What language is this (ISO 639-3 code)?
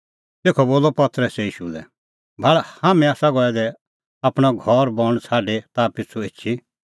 kfx